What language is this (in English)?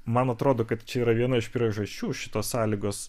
Lithuanian